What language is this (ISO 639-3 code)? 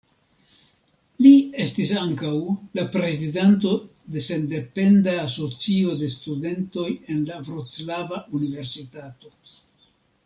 epo